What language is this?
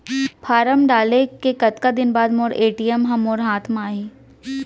Chhattisgarhi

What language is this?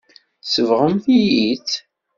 Kabyle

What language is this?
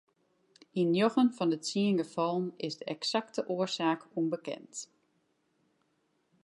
Western Frisian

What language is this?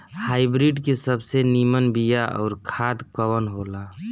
Bhojpuri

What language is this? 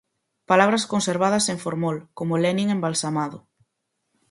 Galician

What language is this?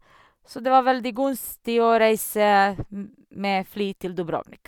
Norwegian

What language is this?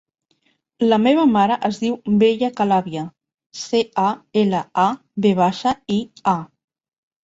Catalan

